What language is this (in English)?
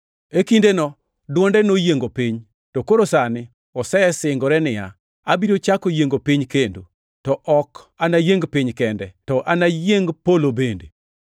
Luo (Kenya and Tanzania)